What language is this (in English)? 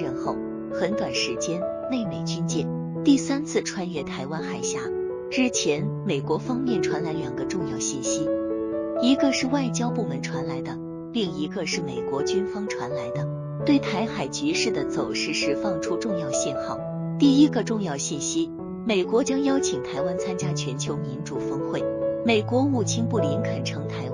Chinese